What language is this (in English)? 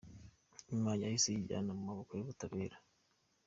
Kinyarwanda